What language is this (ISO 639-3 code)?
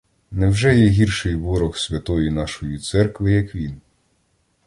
ukr